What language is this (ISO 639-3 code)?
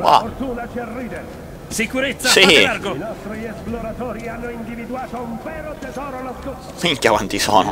ita